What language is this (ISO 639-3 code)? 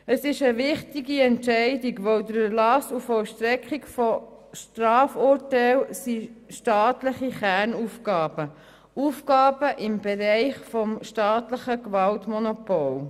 gsw